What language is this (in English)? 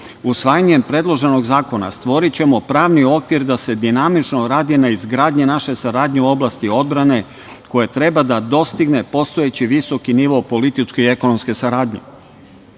Serbian